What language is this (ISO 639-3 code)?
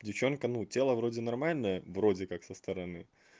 rus